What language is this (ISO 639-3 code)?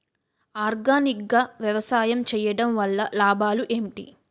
tel